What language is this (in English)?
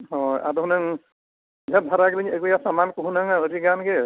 Santali